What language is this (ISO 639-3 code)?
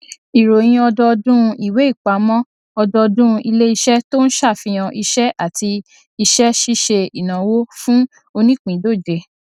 yor